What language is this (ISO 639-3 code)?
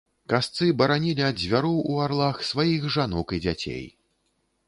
bel